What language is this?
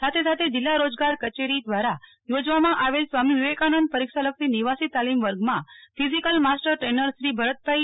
Gujarati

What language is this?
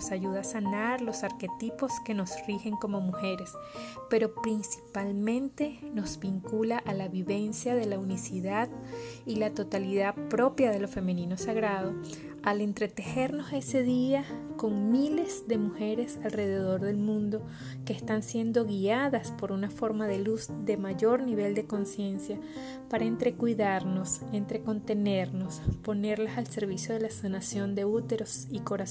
Spanish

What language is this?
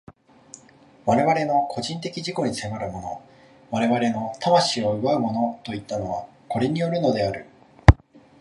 Japanese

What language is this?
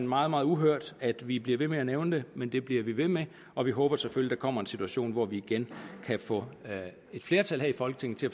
Danish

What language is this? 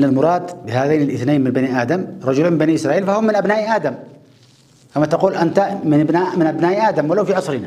Arabic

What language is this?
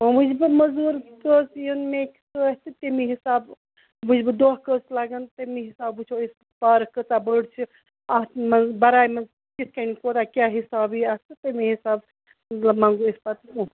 Kashmiri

